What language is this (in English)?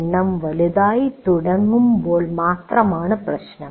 Malayalam